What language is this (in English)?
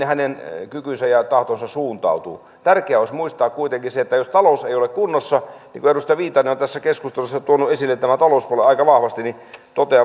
Finnish